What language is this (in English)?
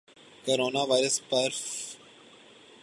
Urdu